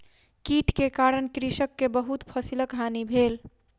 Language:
Maithili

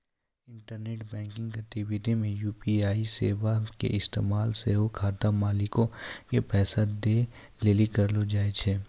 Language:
Maithili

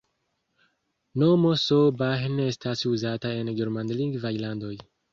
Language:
Esperanto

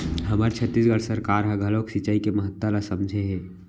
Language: Chhattisgarhi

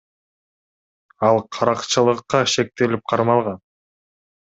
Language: Kyrgyz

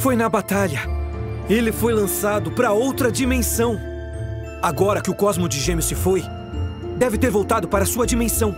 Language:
Portuguese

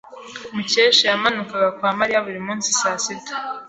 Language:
Kinyarwanda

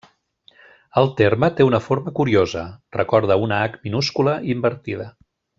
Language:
Catalan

